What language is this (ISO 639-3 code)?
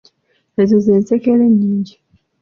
lug